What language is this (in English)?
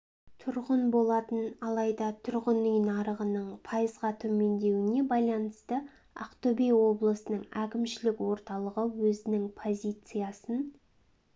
Kazakh